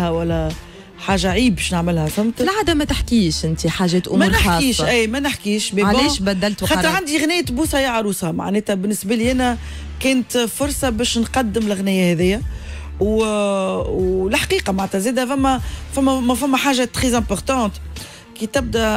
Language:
Arabic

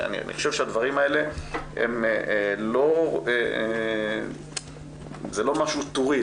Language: Hebrew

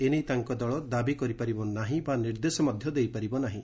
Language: Odia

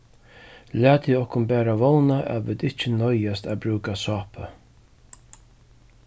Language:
Faroese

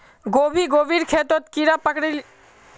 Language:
Magahi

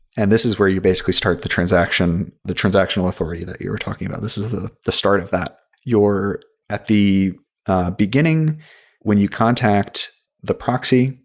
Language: English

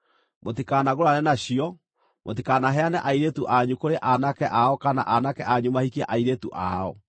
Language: Kikuyu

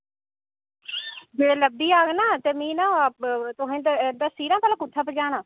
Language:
Dogri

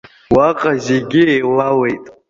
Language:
Abkhazian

